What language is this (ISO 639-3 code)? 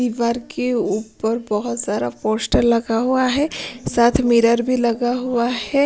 hin